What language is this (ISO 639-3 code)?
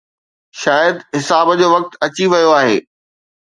snd